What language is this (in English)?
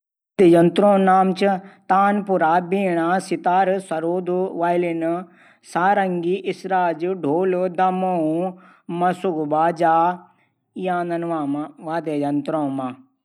Garhwali